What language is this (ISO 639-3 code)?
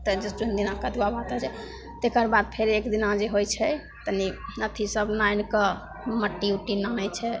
mai